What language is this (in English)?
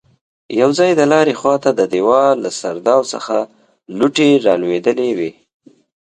Pashto